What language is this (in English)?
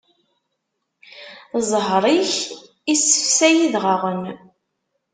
Kabyle